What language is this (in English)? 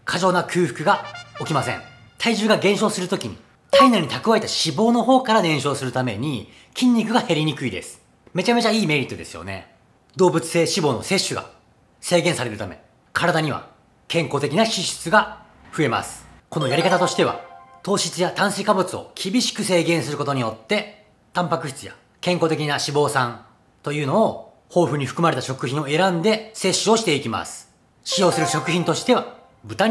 Japanese